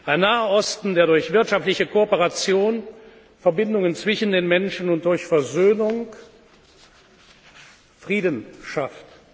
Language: German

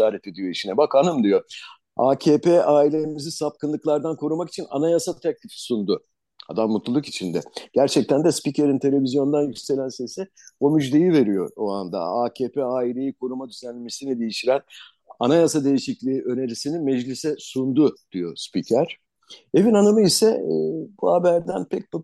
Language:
Turkish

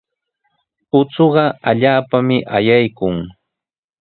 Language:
Sihuas Ancash Quechua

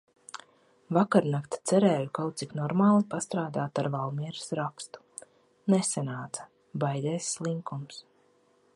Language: Latvian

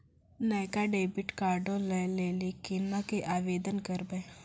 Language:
Maithili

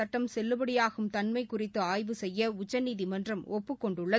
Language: Tamil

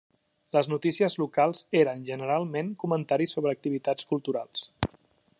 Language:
Catalan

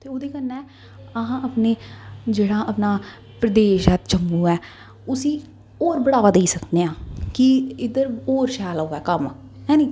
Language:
Dogri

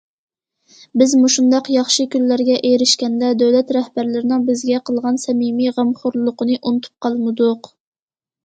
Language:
Uyghur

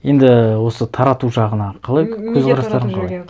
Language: Kazakh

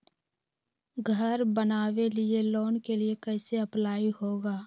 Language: Magahi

